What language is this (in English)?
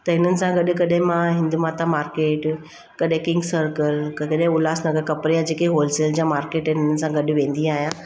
Sindhi